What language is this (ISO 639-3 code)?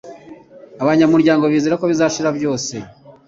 kin